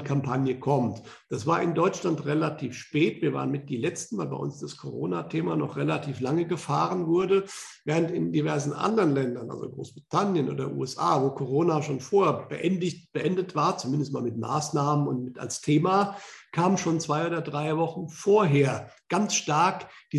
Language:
German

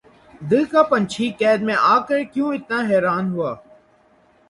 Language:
Urdu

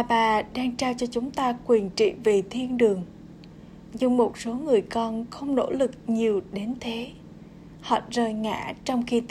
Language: Vietnamese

